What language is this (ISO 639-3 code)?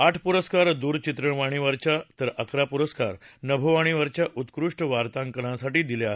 mar